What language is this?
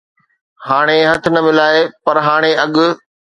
Sindhi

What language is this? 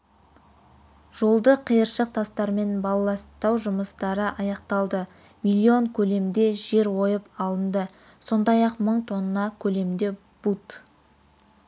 Kazakh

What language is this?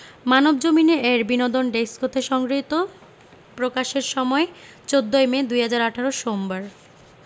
Bangla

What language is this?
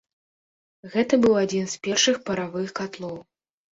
Belarusian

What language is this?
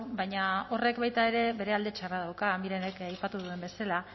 Basque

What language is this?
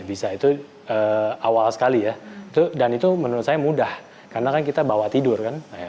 Indonesian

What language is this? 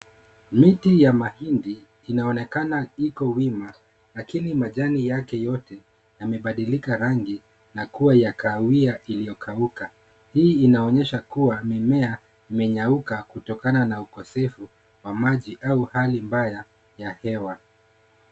Swahili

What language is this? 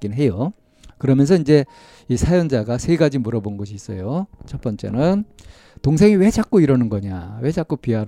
Korean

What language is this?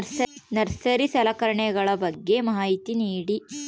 Kannada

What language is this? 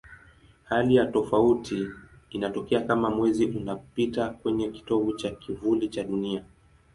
Swahili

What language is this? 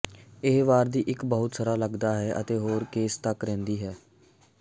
Punjabi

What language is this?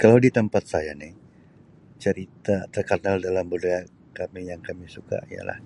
Sabah Malay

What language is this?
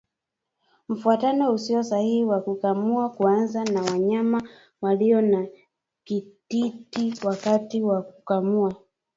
Swahili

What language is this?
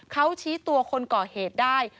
Thai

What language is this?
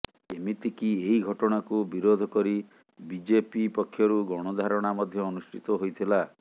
Odia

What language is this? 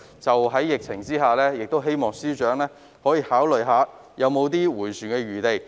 Cantonese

